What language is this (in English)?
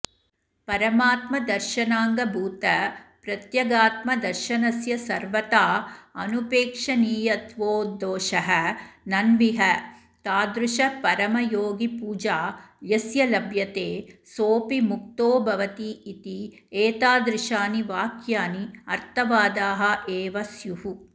Sanskrit